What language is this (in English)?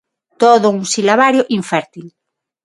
Galician